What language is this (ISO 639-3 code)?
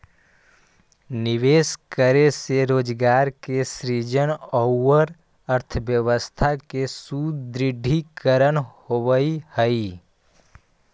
mag